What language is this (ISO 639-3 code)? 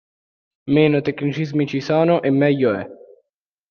ita